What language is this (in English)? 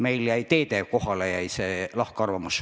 Estonian